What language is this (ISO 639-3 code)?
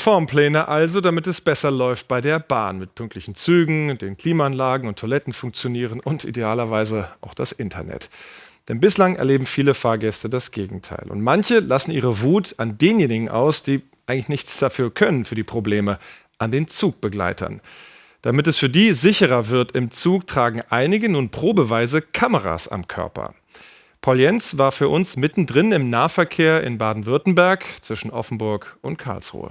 deu